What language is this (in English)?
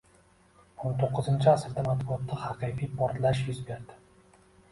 Uzbek